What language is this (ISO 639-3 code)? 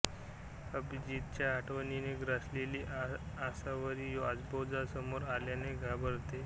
mar